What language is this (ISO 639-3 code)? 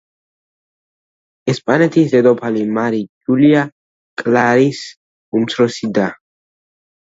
kat